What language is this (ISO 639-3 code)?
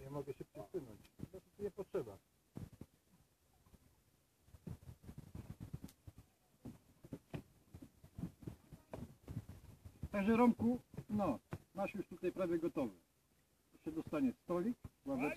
pol